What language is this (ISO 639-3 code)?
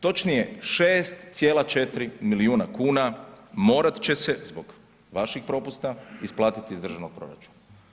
hrv